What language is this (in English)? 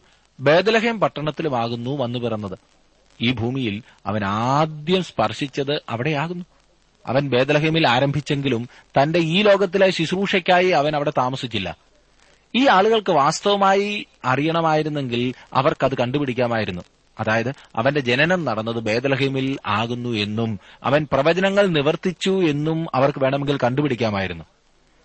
Malayalam